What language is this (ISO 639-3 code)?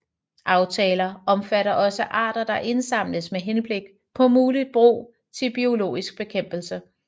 dan